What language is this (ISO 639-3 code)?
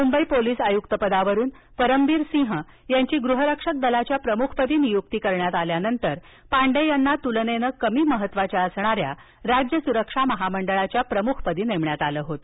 mar